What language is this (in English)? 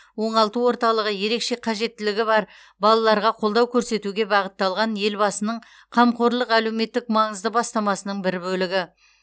Kazakh